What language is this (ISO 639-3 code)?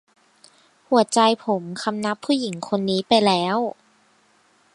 tha